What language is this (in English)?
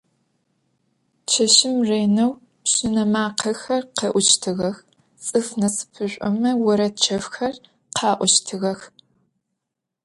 Adyghe